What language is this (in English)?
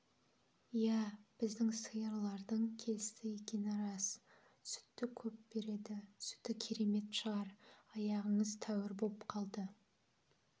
Kazakh